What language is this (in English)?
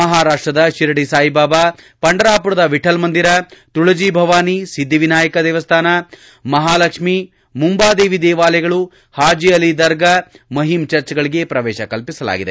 Kannada